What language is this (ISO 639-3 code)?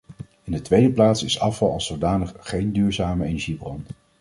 nld